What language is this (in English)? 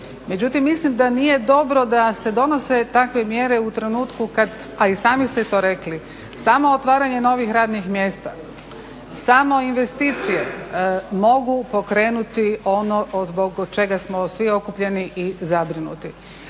Croatian